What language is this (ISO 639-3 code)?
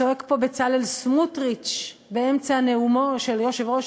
heb